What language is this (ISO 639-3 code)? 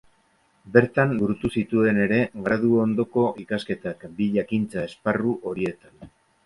eus